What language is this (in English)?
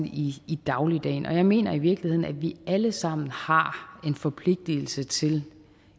Danish